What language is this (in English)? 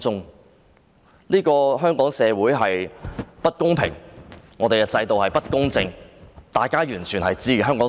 Cantonese